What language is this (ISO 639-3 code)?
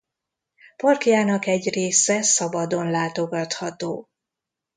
hun